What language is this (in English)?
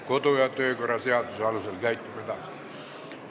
Estonian